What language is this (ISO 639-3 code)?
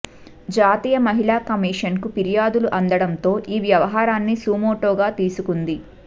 tel